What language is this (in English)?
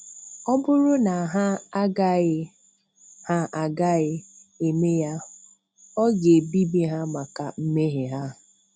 Igbo